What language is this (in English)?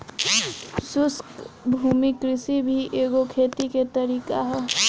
Bhojpuri